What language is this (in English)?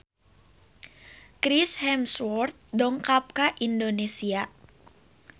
Sundanese